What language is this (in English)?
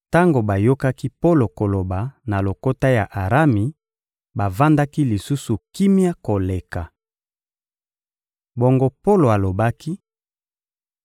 Lingala